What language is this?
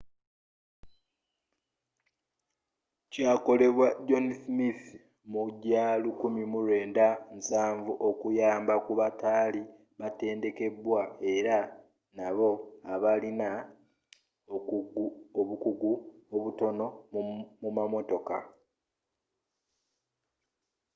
Ganda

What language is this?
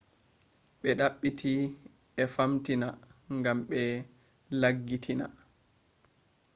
Fula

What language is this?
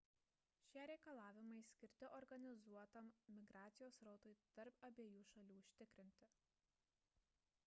Lithuanian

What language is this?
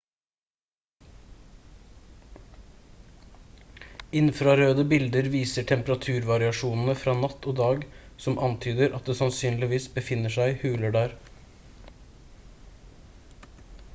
Norwegian Bokmål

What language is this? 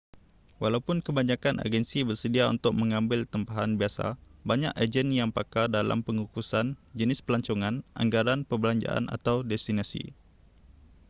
Malay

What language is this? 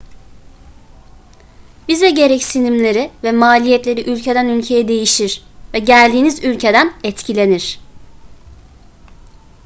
Turkish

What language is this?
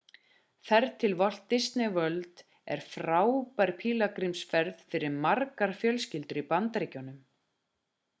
Icelandic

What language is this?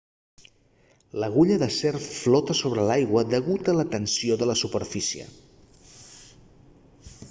Catalan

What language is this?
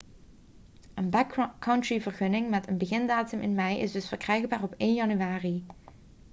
Dutch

